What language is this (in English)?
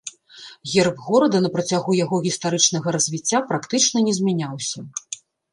Belarusian